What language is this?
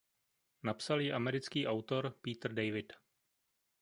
Czech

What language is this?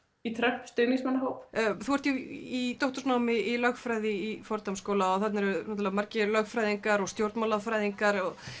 Icelandic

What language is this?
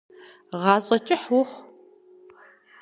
Kabardian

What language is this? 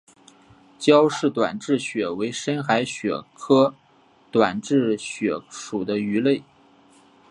Chinese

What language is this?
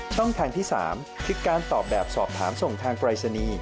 Thai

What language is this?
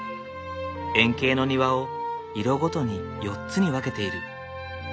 Japanese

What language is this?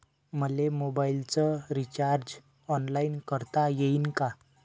Marathi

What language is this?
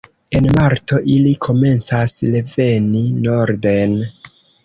Esperanto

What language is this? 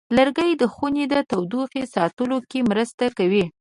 Pashto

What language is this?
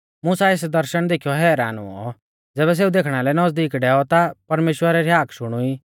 Mahasu Pahari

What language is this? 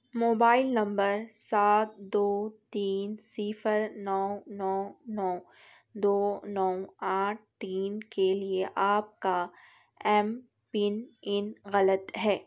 Urdu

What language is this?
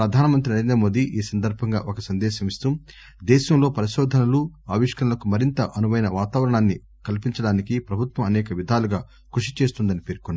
Telugu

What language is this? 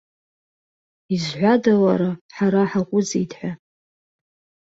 Abkhazian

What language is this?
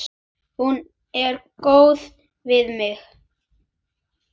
Icelandic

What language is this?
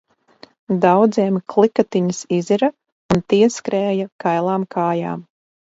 Latvian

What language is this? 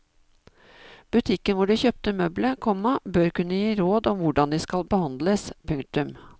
Norwegian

